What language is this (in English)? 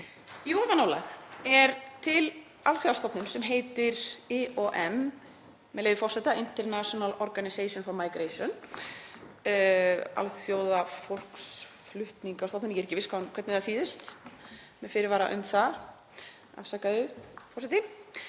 Icelandic